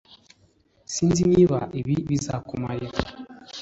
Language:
Kinyarwanda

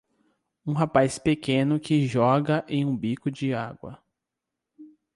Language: Portuguese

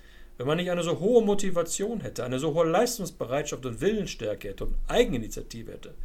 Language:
German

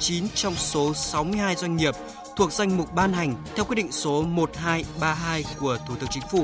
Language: Vietnamese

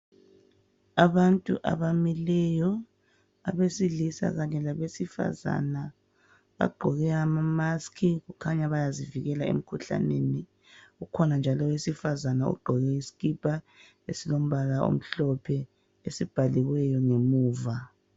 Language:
North Ndebele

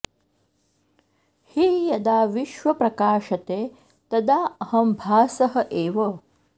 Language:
Sanskrit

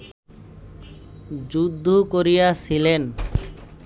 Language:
Bangla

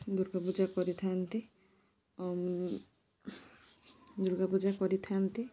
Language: Odia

